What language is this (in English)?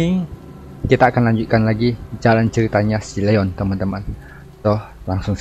Indonesian